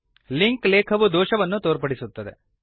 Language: Kannada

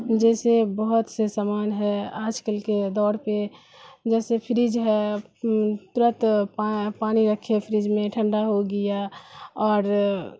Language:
Urdu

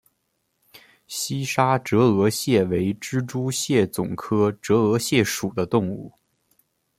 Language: Chinese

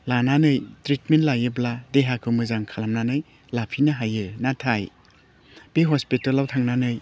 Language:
Bodo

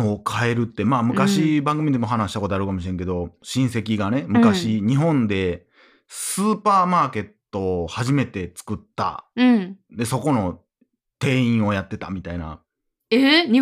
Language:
Japanese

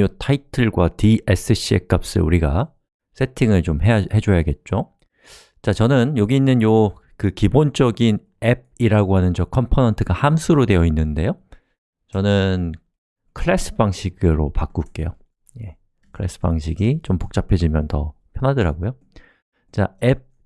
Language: Korean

